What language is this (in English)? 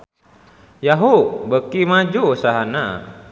Sundanese